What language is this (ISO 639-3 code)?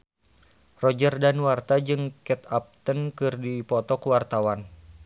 sun